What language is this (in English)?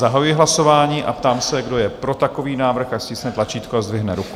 Czech